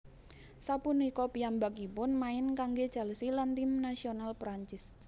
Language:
Javanese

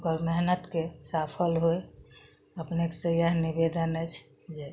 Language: Maithili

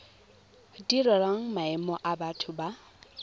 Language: Tswana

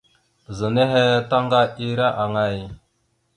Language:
Mada (Cameroon)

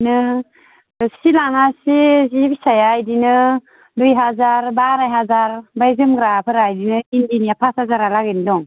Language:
Bodo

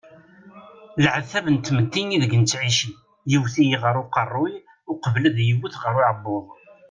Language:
Kabyle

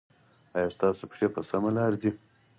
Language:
Pashto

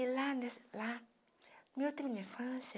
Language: Portuguese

